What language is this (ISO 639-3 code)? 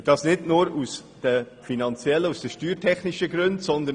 gsw